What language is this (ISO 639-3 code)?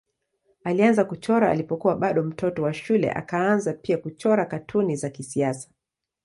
swa